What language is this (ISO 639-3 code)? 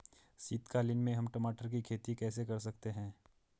hin